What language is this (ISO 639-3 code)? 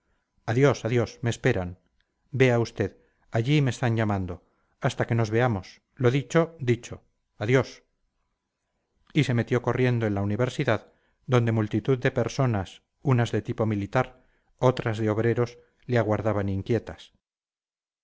spa